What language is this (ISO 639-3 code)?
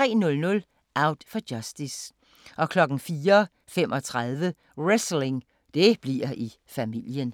dan